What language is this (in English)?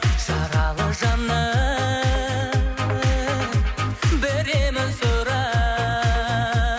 Kazakh